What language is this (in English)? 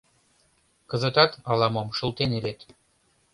Mari